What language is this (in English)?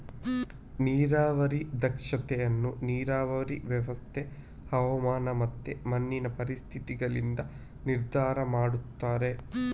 Kannada